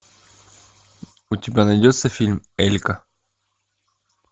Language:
Russian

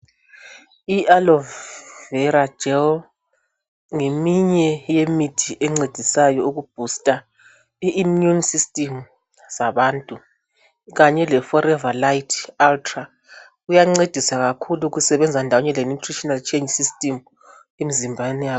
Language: North Ndebele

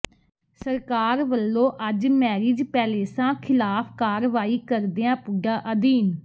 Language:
Punjabi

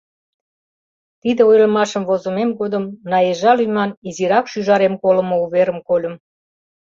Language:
Mari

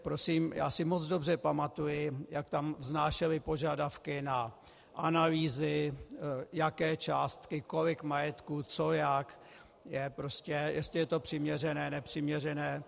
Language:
Czech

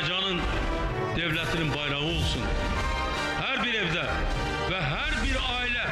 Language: Turkish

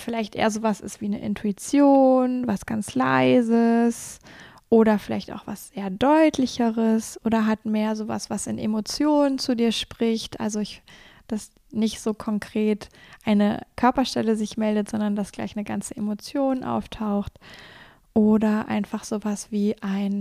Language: German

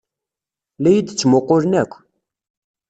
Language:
Kabyle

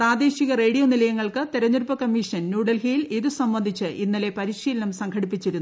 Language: Malayalam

